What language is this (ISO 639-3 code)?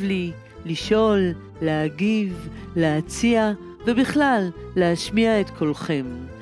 heb